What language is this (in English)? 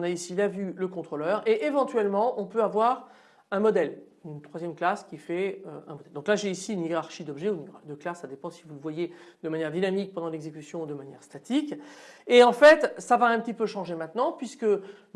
French